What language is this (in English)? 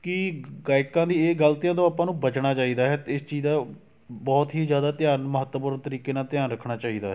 Punjabi